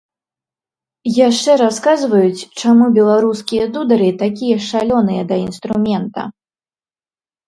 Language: Belarusian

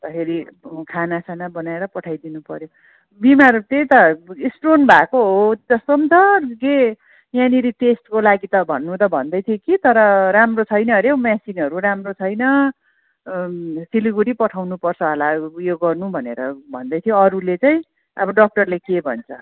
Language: Nepali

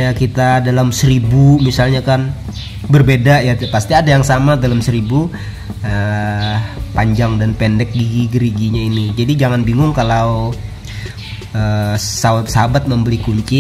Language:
Indonesian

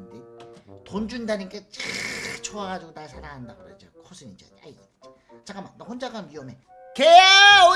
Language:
Korean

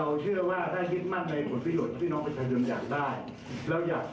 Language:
Thai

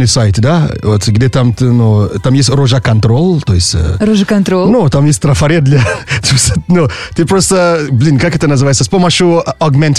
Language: Russian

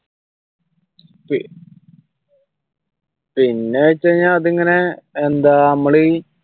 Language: Malayalam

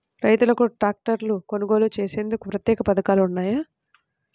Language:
Telugu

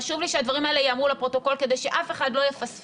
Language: Hebrew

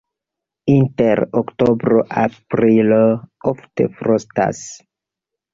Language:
Esperanto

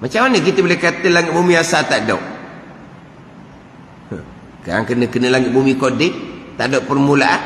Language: Malay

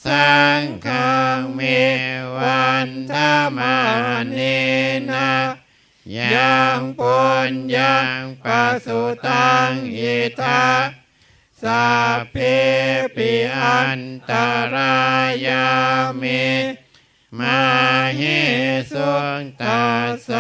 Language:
Thai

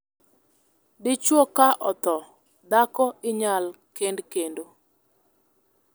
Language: Luo (Kenya and Tanzania)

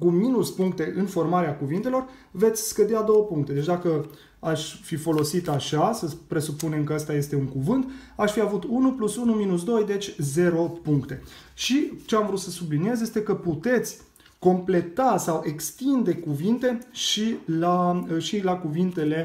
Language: Romanian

